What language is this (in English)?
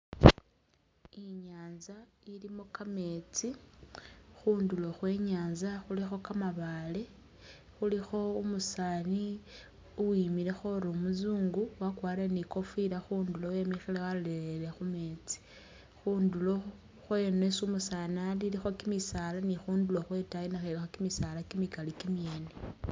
Masaaba